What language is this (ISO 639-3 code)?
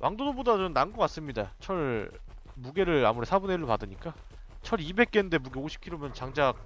kor